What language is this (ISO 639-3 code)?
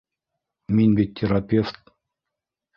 bak